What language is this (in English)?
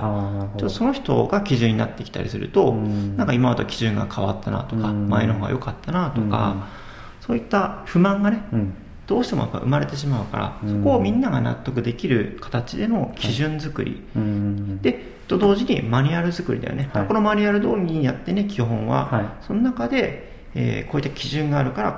Japanese